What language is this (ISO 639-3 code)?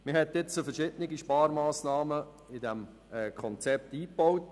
gsw